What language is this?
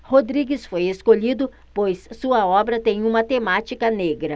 Portuguese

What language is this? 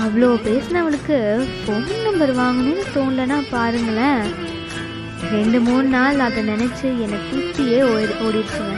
Tamil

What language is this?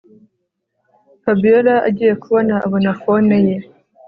Kinyarwanda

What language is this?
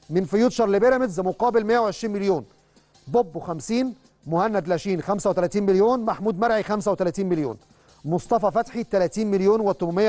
Arabic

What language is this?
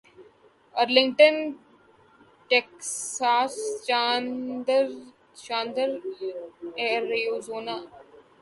Urdu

